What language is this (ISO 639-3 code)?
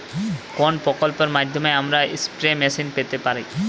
ben